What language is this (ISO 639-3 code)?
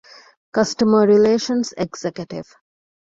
div